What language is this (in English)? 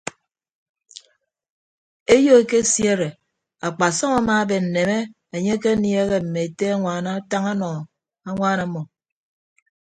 Ibibio